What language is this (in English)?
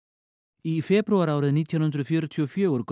Icelandic